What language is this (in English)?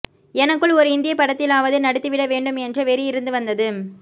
Tamil